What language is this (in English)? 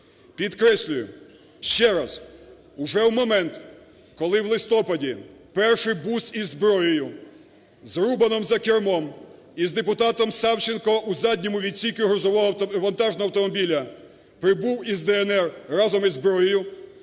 Ukrainian